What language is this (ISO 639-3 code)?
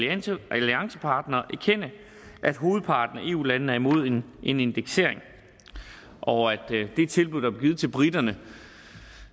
dan